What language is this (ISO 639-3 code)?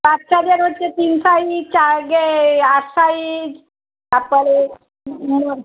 ben